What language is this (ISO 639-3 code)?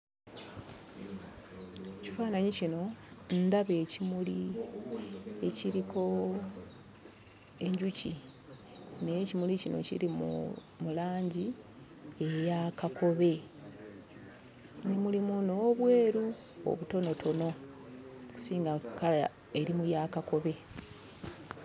lug